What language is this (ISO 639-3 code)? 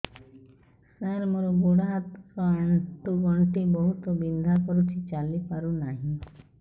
ori